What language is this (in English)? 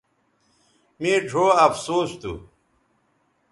Bateri